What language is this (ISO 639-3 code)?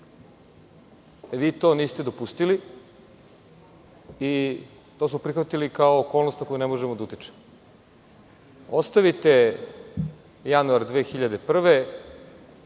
srp